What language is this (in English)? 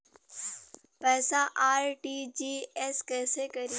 Bhojpuri